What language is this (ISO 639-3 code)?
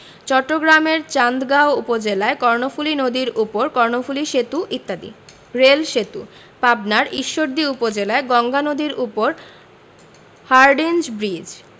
ben